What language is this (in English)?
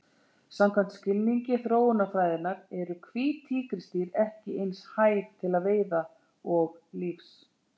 Icelandic